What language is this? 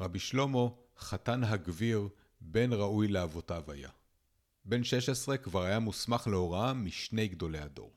Hebrew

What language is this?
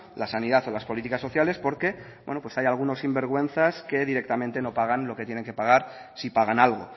Spanish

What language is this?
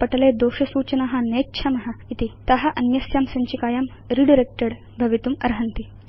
Sanskrit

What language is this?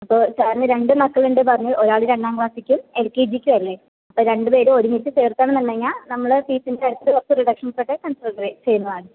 Malayalam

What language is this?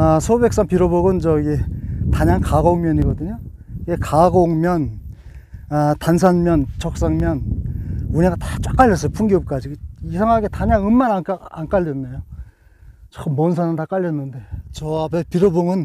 Korean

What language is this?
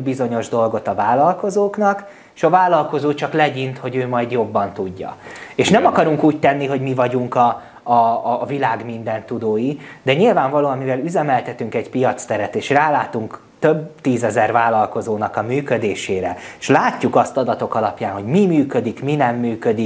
Hungarian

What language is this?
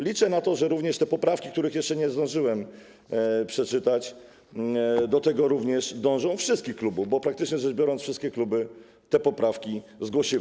Polish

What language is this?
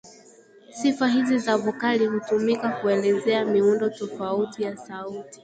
Swahili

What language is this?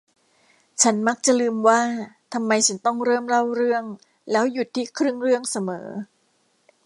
Thai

